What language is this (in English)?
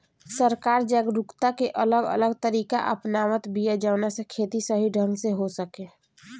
Bhojpuri